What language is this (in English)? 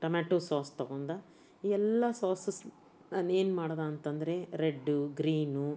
Kannada